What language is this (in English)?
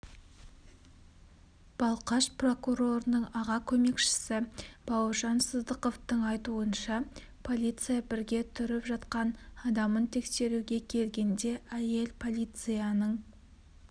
Kazakh